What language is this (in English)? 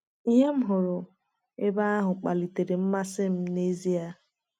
Igbo